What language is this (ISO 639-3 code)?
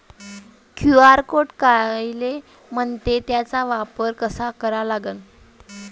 mar